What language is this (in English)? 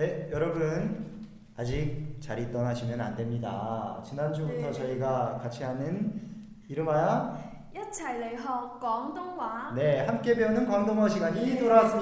Korean